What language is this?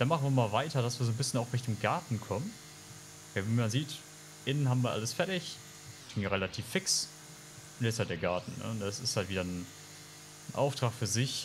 German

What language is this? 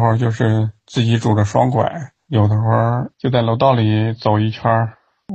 Chinese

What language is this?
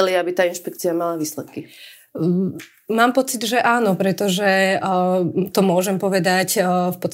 Slovak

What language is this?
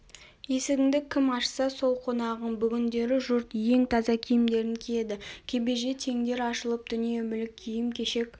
Kazakh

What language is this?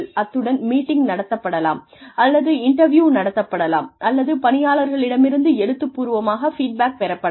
Tamil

